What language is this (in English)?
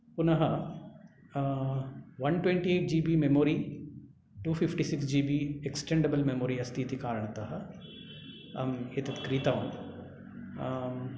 Sanskrit